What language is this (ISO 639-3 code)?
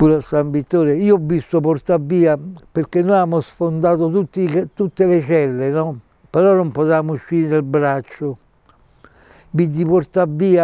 ita